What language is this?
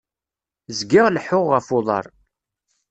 Kabyle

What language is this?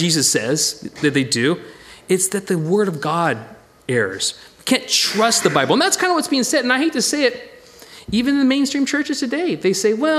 English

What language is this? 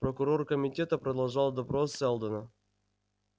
Russian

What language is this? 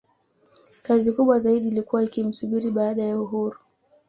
Swahili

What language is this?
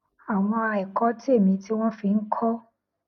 Yoruba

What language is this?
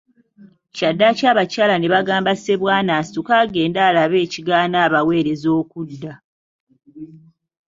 Ganda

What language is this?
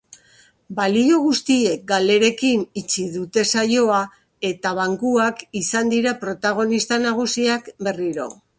Basque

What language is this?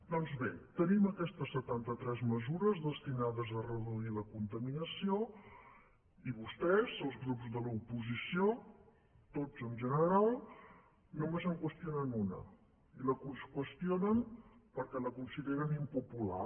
Catalan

